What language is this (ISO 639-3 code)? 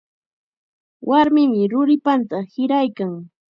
qxa